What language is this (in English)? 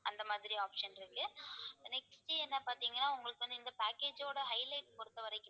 Tamil